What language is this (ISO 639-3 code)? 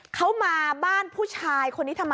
tha